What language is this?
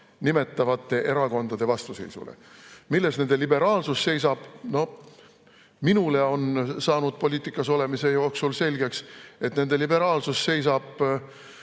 Estonian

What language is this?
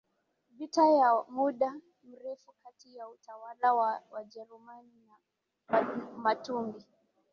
Swahili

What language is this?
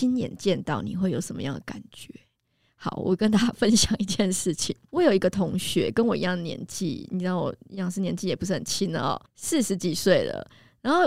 Chinese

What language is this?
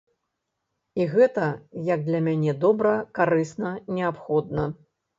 Belarusian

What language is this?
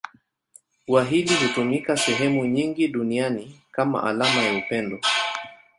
Swahili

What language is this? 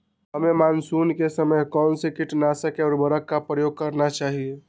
Magahi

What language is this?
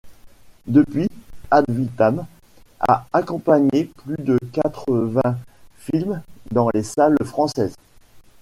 French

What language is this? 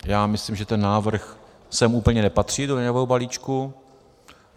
Czech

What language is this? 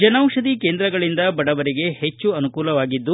Kannada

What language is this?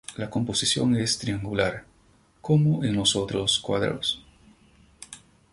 Spanish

